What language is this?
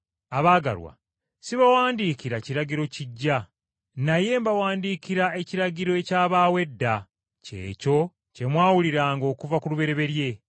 Ganda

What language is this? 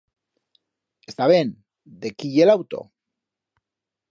Aragonese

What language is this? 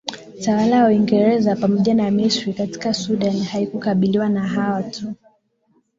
Swahili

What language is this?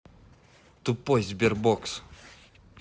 Russian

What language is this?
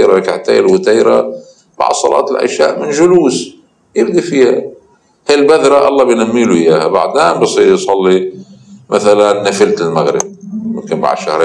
Arabic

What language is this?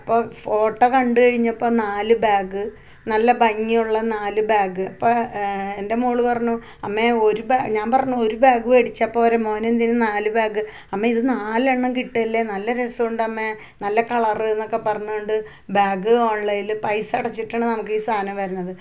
Malayalam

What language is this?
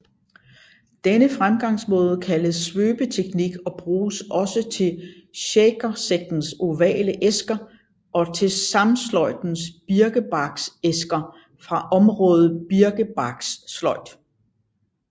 Danish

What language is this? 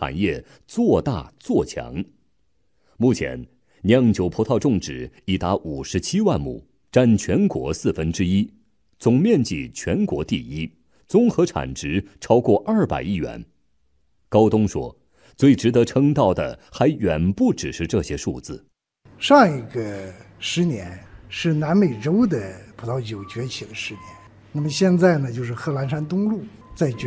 Chinese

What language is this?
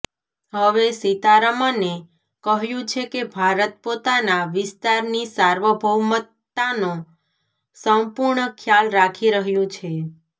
Gujarati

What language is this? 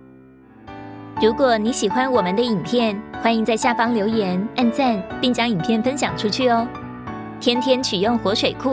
Chinese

